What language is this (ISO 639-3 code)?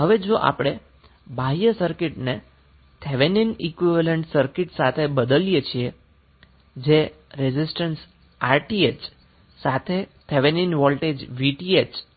guj